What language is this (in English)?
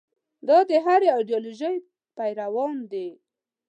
Pashto